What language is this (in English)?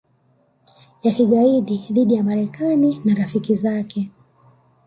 Swahili